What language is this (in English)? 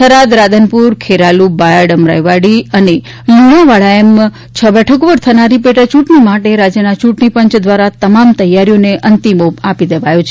Gujarati